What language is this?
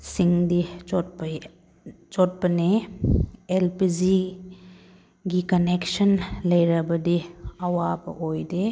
Manipuri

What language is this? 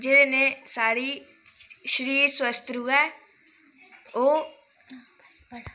Dogri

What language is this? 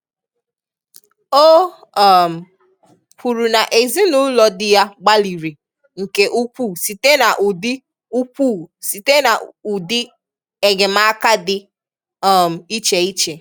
Igbo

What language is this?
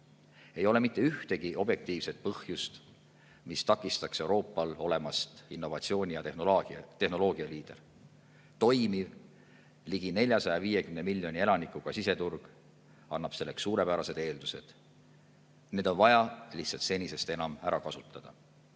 Estonian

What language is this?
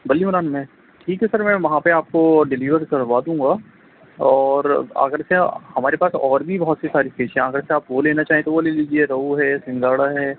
Urdu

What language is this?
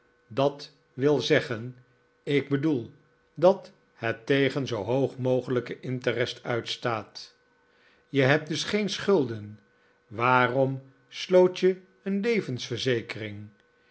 Dutch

